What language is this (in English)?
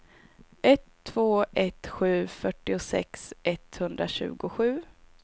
Swedish